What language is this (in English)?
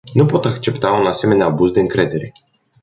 Romanian